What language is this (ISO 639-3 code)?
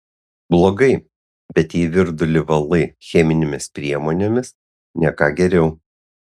lit